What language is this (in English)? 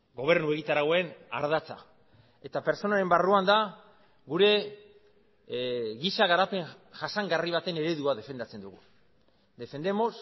Basque